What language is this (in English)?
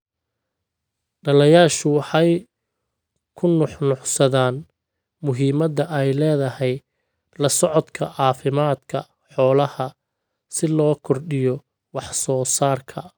Somali